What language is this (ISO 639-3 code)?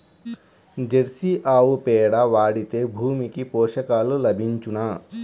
tel